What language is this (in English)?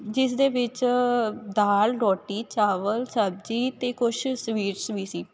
Punjabi